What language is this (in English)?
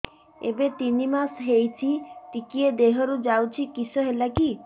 Odia